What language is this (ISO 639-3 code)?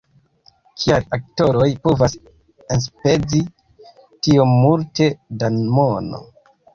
epo